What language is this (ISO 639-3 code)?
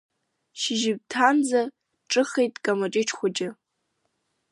abk